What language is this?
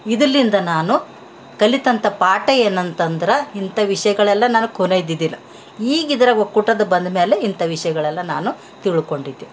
Kannada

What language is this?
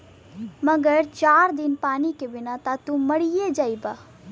Bhojpuri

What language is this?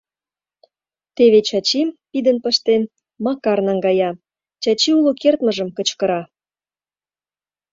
Mari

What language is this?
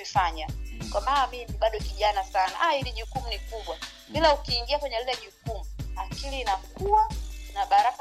Swahili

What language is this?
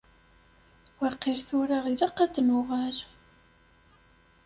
Kabyle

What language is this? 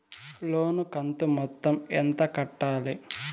Telugu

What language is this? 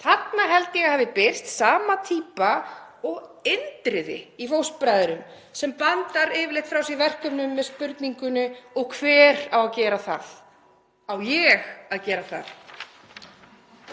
Icelandic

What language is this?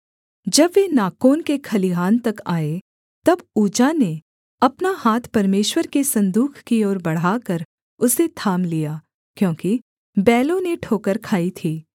Hindi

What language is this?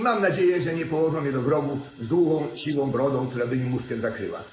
Polish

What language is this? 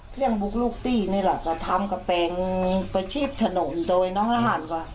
Thai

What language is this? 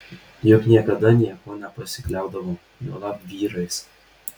Lithuanian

